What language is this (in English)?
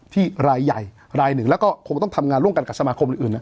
Thai